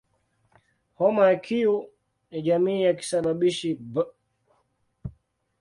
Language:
Swahili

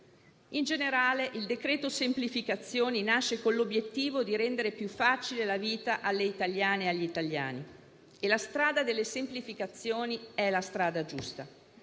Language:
Italian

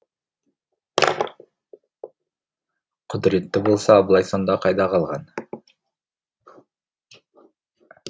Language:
Kazakh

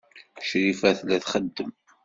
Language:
Kabyle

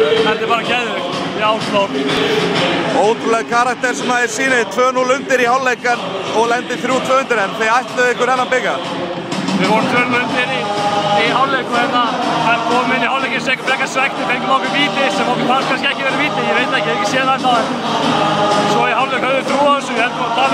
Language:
Bulgarian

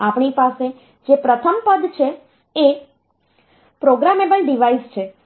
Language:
Gujarati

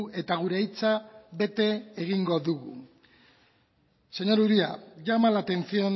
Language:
Basque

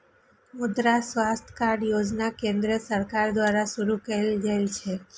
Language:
Maithili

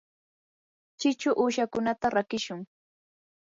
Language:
Yanahuanca Pasco Quechua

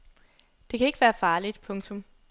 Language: Danish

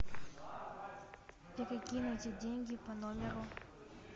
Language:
Russian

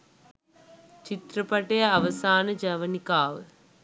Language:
Sinhala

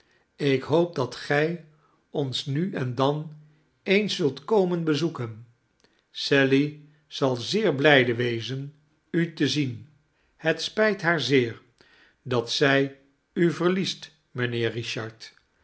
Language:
Dutch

